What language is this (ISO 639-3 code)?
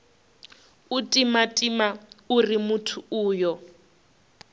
ven